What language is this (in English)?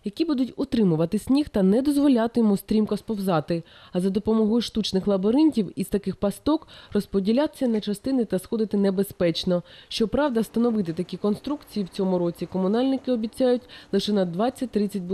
Ukrainian